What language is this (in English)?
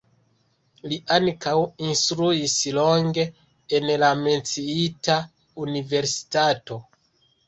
Esperanto